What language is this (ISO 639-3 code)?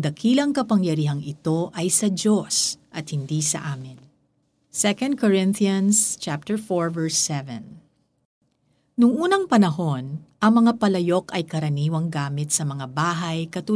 fil